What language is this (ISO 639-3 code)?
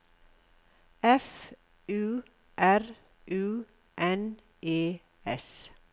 nor